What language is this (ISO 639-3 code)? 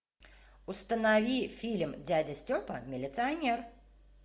rus